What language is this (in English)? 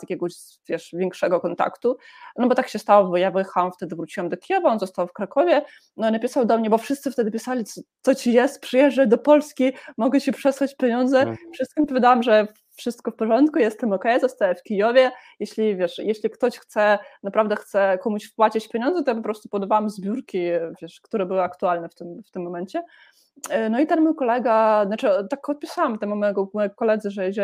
Polish